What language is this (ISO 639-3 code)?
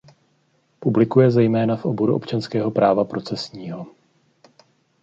ces